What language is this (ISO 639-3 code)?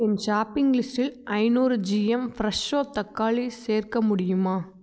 tam